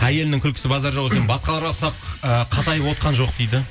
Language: Kazakh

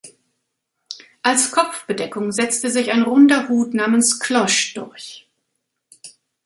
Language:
German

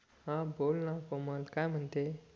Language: Marathi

